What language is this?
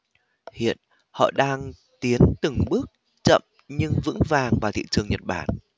Vietnamese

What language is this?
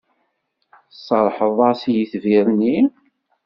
Kabyle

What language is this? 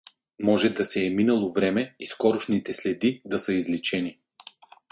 Bulgarian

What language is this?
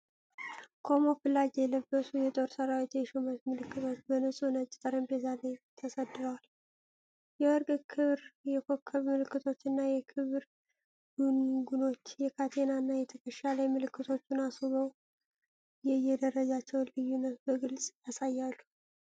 Amharic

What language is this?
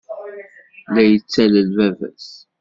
Kabyle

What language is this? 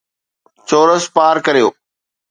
Sindhi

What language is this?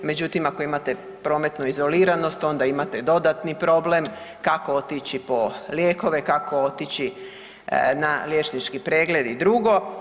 Croatian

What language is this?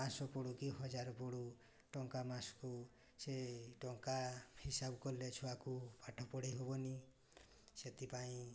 Odia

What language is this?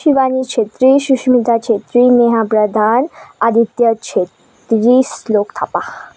Nepali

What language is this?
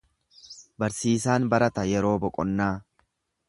Oromo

